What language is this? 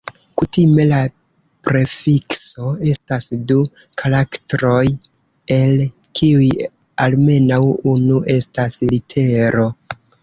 Esperanto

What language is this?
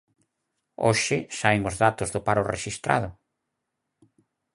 Galician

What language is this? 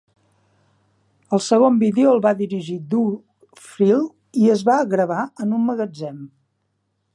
Catalan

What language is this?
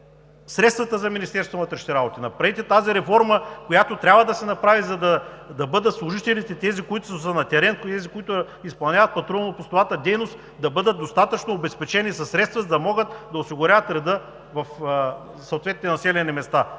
Bulgarian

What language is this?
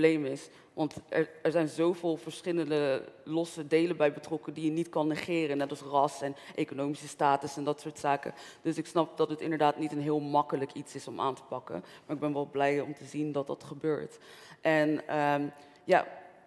Dutch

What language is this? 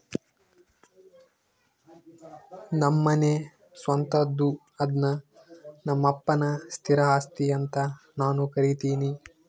Kannada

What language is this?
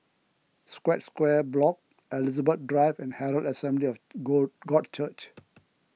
English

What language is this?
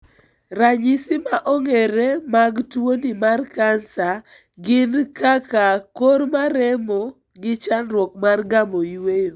Luo (Kenya and Tanzania)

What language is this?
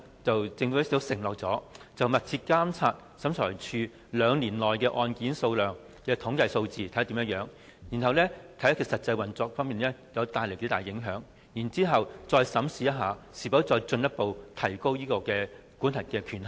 Cantonese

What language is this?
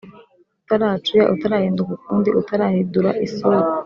Kinyarwanda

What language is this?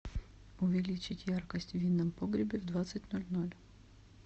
Russian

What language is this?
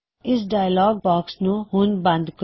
Punjabi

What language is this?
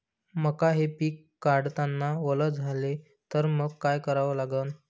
Marathi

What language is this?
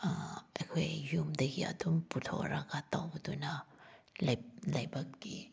Manipuri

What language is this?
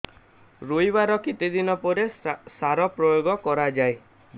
Odia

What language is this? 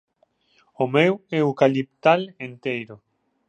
Galician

